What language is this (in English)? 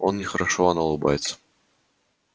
Russian